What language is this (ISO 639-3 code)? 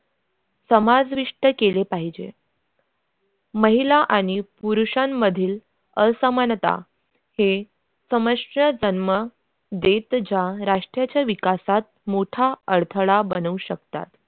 mar